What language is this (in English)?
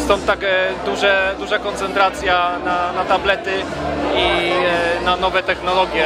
Polish